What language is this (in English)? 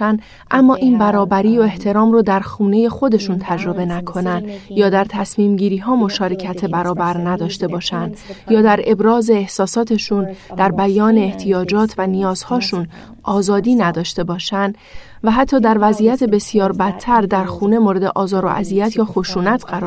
Persian